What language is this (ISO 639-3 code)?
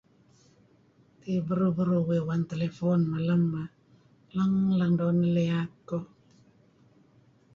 kzi